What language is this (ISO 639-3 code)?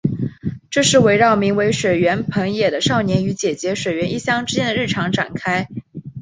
zho